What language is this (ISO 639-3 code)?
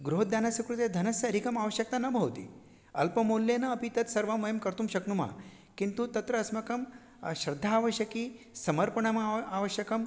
san